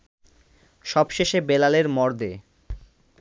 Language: Bangla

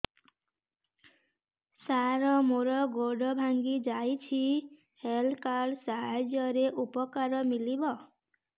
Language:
Odia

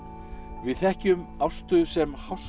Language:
Icelandic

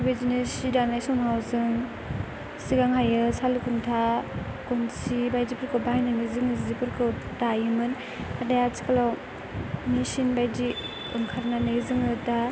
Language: Bodo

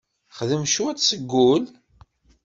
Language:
Kabyle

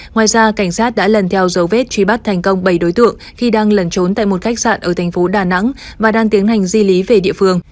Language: Vietnamese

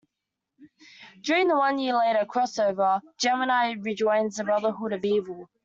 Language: English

